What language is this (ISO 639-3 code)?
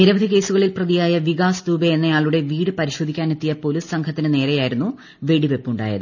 mal